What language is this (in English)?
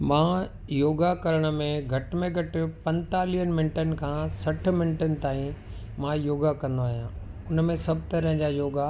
Sindhi